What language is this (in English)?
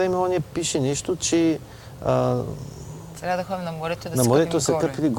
Bulgarian